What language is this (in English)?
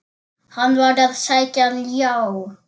Icelandic